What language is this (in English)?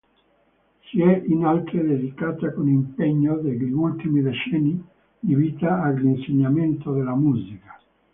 Italian